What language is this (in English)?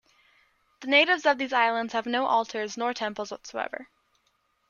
English